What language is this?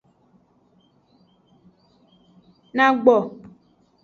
Aja (Benin)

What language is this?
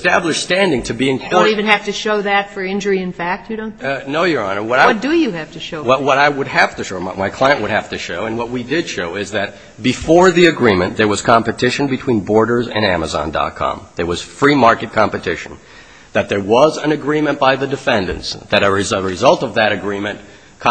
English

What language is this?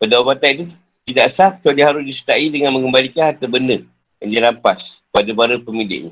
Malay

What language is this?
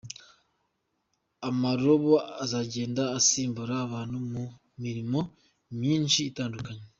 Kinyarwanda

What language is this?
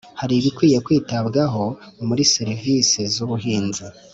Kinyarwanda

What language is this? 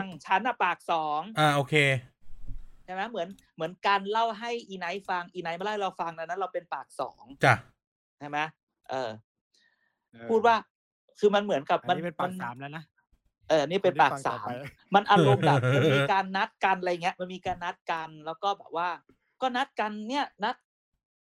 Thai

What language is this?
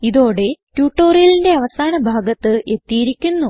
Malayalam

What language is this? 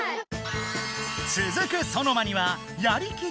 Japanese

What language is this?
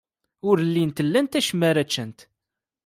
Kabyle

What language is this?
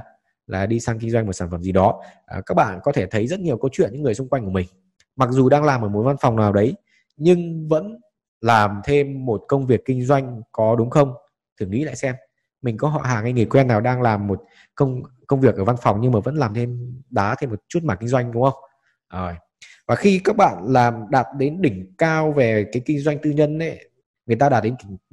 Vietnamese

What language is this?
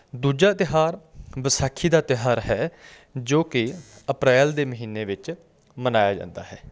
Punjabi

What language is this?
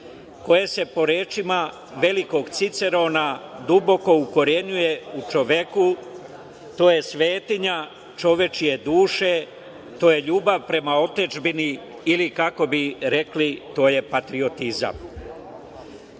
Serbian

